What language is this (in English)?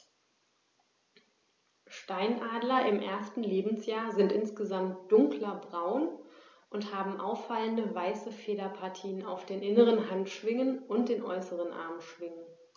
German